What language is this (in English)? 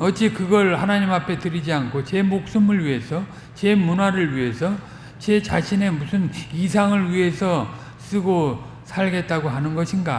Korean